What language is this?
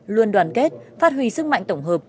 Vietnamese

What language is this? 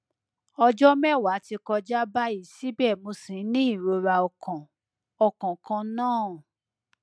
Yoruba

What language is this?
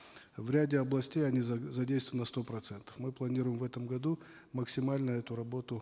Kazakh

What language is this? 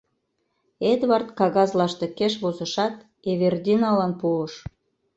Mari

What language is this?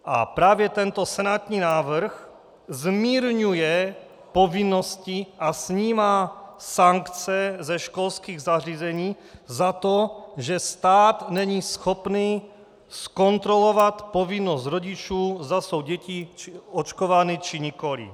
Czech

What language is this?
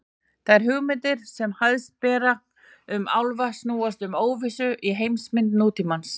Icelandic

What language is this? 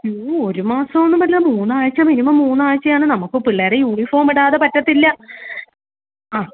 Malayalam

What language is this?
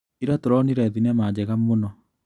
Kikuyu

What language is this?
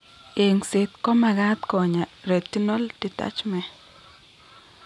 Kalenjin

